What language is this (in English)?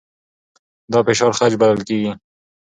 Pashto